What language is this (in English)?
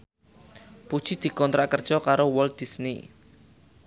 Javanese